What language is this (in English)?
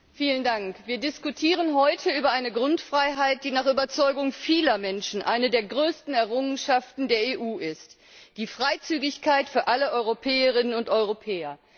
German